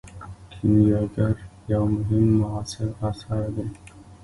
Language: Pashto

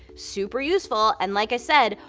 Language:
English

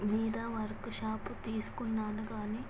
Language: Telugu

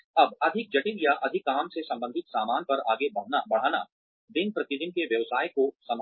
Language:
Hindi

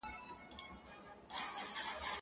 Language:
Pashto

